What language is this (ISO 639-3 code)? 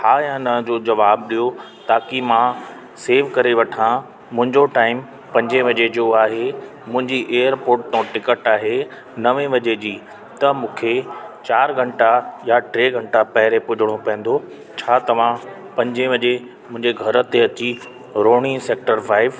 snd